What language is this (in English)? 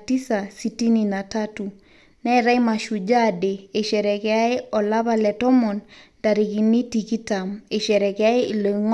Masai